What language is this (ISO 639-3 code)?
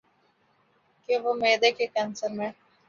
urd